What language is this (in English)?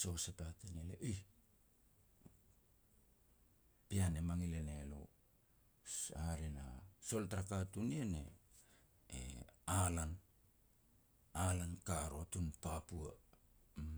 Petats